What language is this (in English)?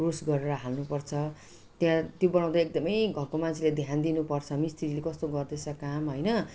Nepali